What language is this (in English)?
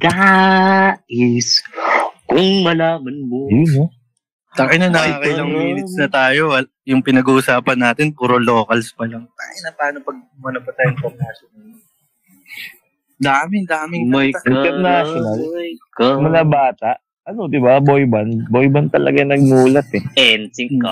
Filipino